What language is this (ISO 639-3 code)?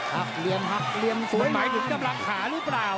tha